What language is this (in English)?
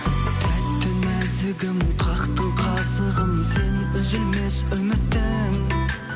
Kazakh